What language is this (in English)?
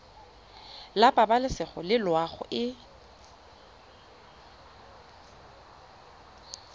Tswana